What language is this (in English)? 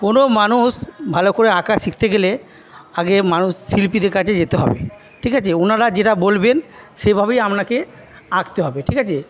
Bangla